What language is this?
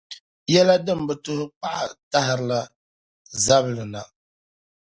Dagbani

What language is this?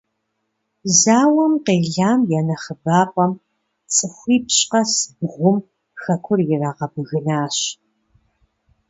Kabardian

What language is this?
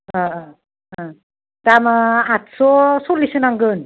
Bodo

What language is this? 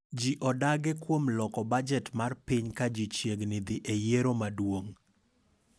Luo (Kenya and Tanzania)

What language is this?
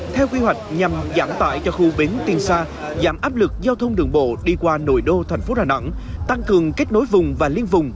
Vietnamese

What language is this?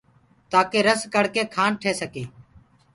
Gurgula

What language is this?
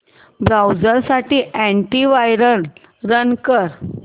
Marathi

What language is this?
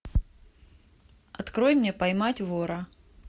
Russian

